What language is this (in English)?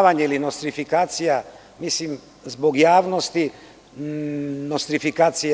Serbian